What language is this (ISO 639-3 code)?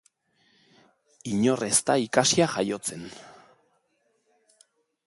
eus